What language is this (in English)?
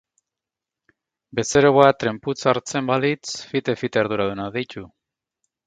Basque